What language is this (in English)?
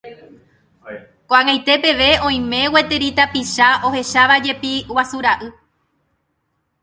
Guarani